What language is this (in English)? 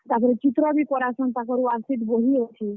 Odia